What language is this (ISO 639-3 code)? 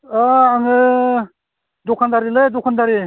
brx